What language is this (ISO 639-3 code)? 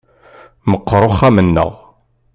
kab